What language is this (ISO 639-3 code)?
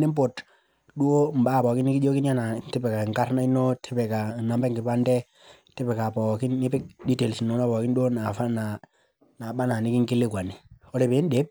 mas